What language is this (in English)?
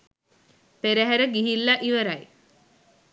Sinhala